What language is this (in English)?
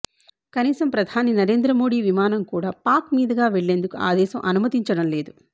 Telugu